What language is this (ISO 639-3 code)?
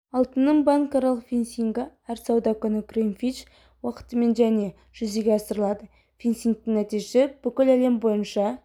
kaz